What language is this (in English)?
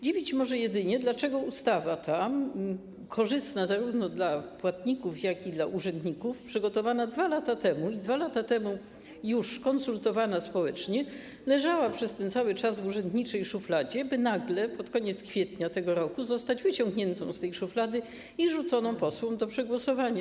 Polish